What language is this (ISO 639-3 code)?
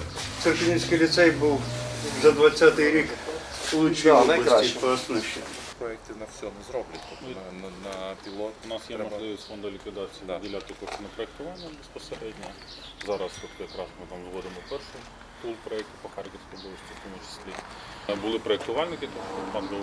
ukr